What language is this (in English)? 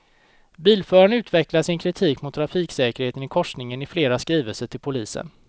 Swedish